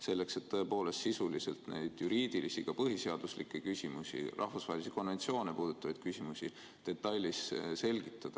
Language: Estonian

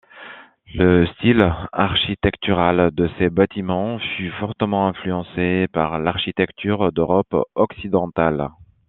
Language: French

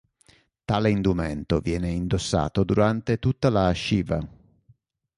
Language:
Italian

